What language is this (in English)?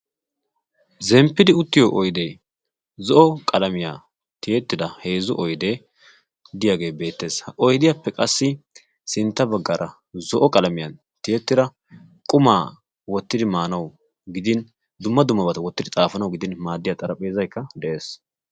Wolaytta